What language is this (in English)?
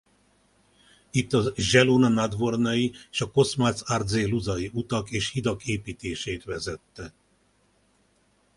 Hungarian